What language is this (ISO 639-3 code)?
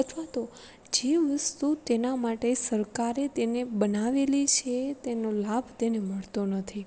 guj